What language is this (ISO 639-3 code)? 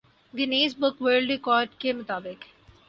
urd